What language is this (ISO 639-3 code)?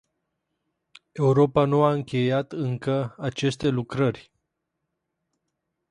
ron